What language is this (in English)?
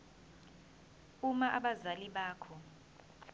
Zulu